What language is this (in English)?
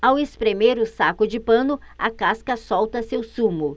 Portuguese